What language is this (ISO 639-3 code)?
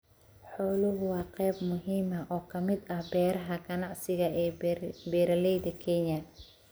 som